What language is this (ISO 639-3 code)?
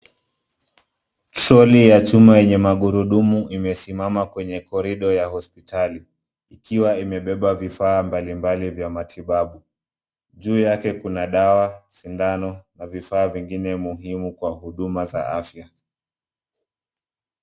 swa